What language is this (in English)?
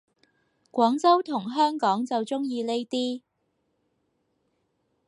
Cantonese